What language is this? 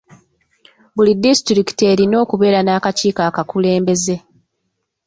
Ganda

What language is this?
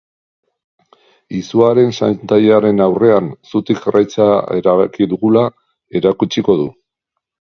Basque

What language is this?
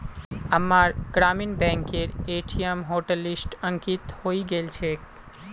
Magahi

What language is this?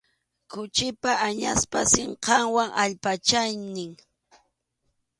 Arequipa-La Unión Quechua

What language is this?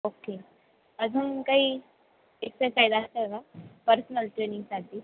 Marathi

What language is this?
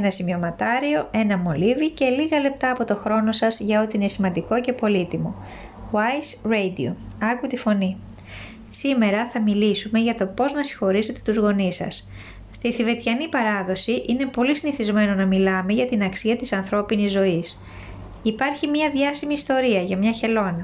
Greek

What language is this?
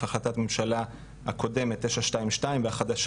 Hebrew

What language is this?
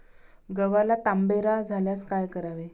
Marathi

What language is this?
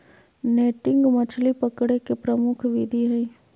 Magahi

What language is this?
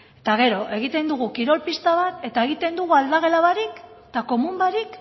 Basque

